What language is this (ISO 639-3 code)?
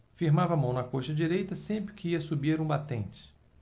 por